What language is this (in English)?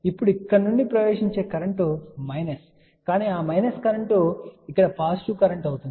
Telugu